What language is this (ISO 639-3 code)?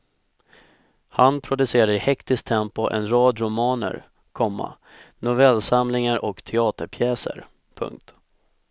swe